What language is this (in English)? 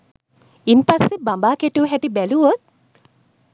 Sinhala